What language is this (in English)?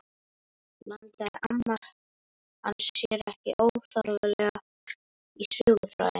Icelandic